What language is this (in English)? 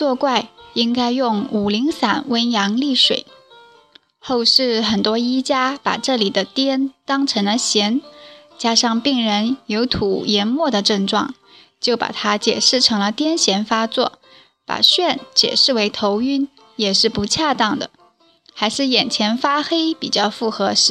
Chinese